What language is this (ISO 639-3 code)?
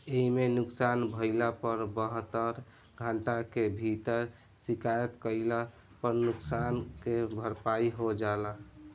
bho